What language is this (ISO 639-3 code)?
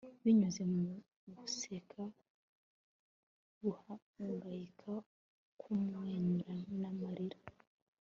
kin